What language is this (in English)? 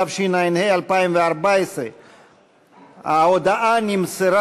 Hebrew